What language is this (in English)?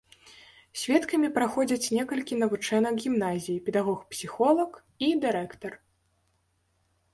Belarusian